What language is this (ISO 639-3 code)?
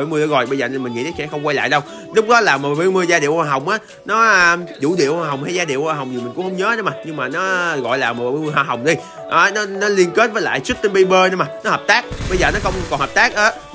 vie